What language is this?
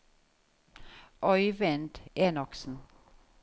Norwegian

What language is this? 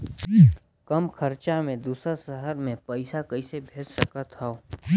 Chhattisgarhi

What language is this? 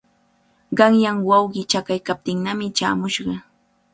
Cajatambo North Lima Quechua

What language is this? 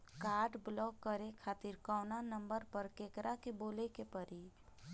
Bhojpuri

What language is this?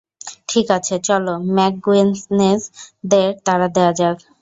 Bangla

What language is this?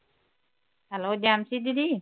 Punjabi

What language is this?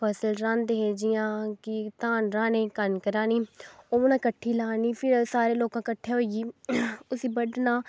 Dogri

